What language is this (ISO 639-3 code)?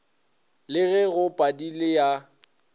nso